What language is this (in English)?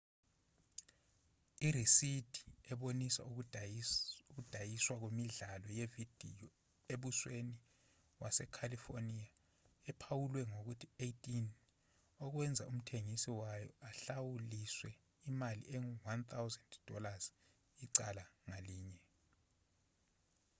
Zulu